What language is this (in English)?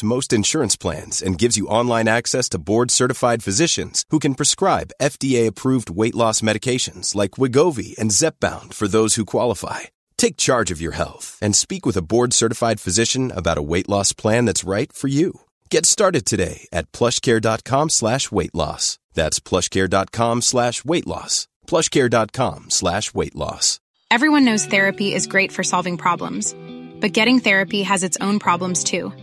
Persian